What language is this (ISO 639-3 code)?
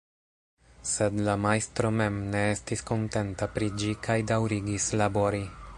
epo